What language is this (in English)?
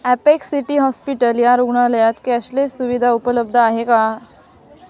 Marathi